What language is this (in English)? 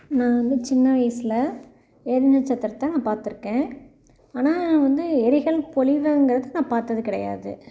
Tamil